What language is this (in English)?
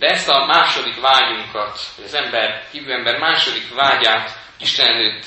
Hungarian